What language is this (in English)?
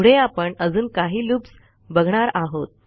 Marathi